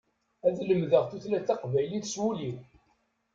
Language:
Kabyle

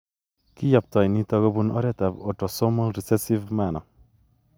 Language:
Kalenjin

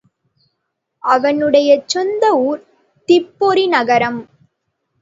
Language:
Tamil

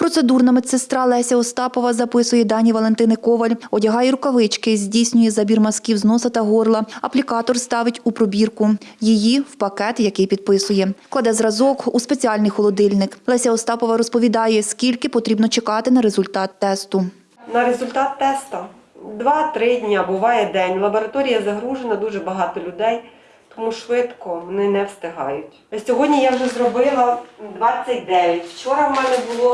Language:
Ukrainian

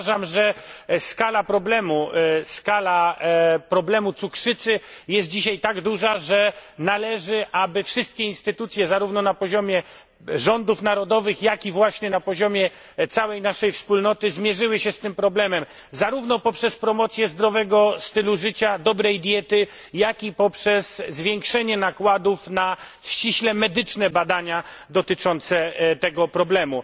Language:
Polish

